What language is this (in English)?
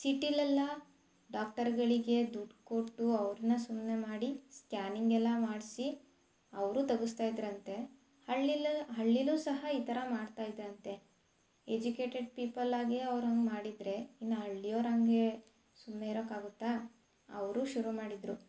Kannada